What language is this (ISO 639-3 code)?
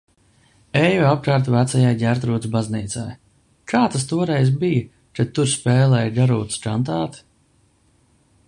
lav